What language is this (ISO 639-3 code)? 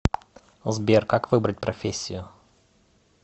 rus